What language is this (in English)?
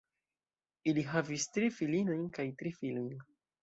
Esperanto